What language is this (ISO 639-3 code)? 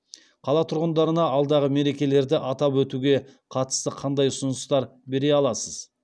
kaz